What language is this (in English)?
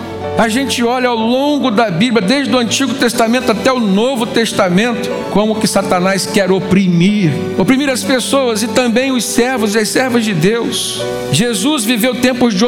Portuguese